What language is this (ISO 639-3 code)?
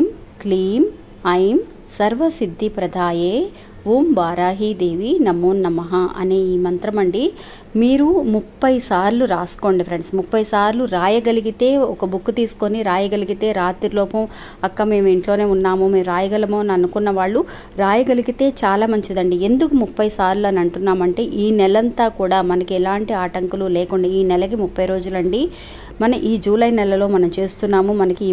tel